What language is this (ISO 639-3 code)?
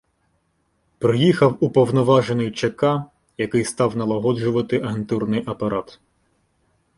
ukr